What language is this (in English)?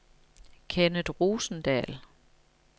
Danish